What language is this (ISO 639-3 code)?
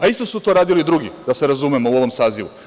srp